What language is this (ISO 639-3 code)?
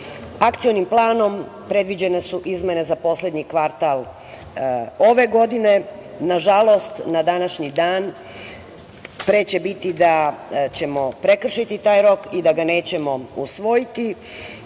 srp